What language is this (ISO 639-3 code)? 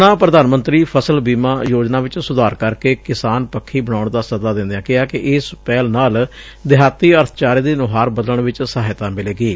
pan